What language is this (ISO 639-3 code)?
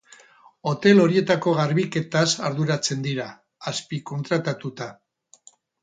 eus